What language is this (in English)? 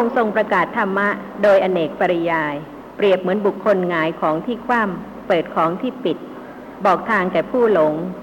Thai